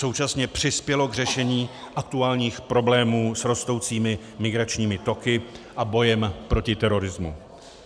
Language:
Czech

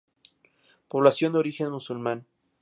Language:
Spanish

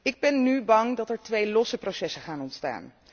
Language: Dutch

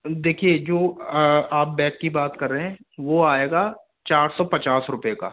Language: Hindi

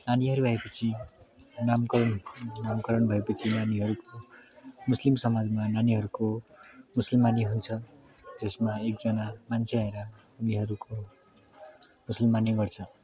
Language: Nepali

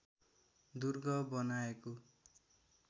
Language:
Nepali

